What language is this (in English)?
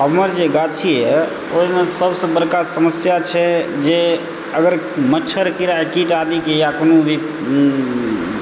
Maithili